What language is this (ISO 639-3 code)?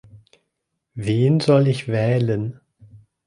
deu